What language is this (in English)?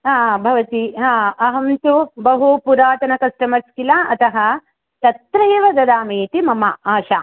Sanskrit